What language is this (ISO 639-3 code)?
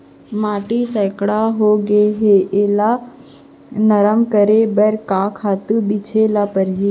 hne